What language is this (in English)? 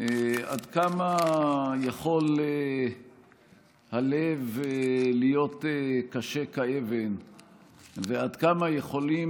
Hebrew